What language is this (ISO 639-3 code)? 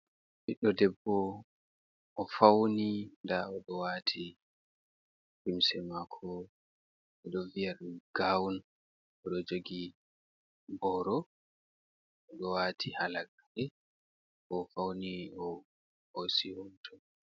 ful